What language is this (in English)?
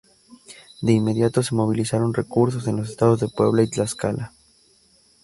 Spanish